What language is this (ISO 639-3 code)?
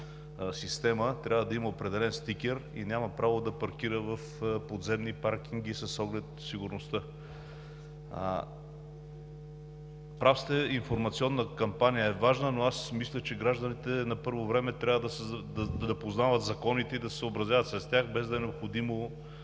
bul